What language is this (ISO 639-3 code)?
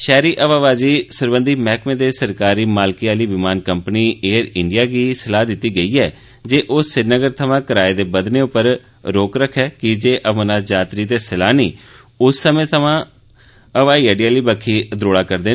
doi